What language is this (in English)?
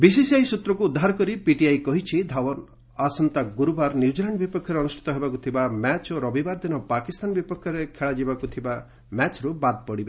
Odia